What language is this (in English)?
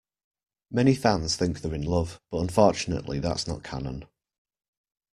English